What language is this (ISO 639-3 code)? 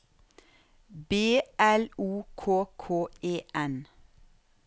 nor